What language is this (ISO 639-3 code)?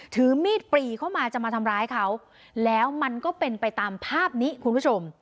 tha